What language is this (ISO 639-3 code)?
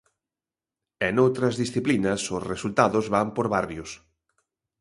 glg